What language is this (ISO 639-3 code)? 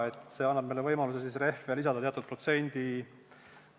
est